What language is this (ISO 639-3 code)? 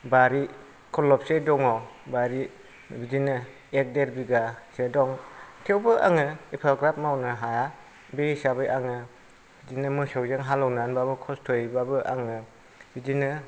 brx